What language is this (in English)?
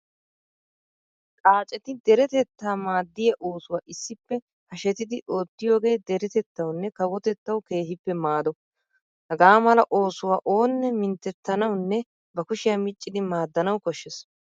Wolaytta